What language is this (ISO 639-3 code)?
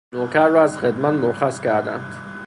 fas